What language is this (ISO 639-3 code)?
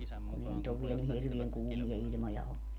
fin